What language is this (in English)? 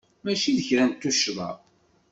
Kabyle